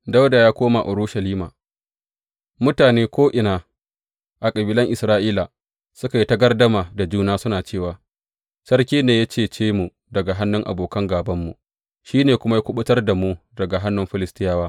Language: Hausa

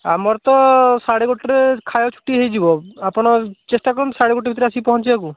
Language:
Odia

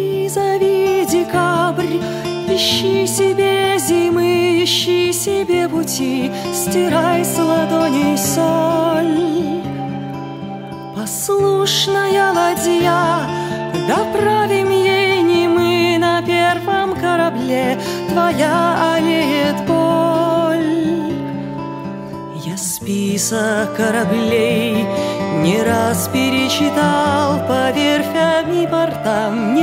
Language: Russian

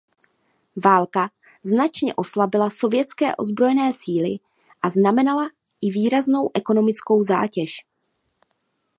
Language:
Czech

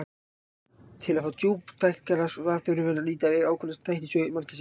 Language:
Icelandic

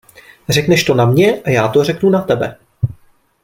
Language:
Czech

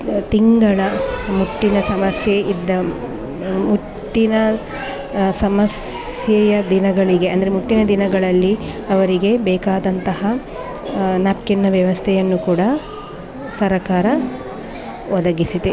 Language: Kannada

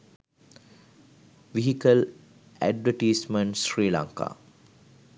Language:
Sinhala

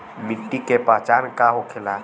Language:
Bhojpuri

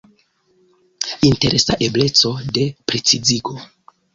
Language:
Esperanto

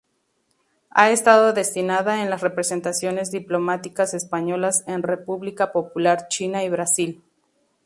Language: Spanish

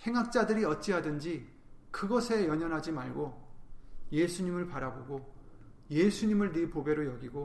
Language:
Korean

